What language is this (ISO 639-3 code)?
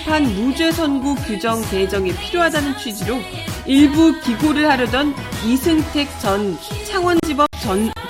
kor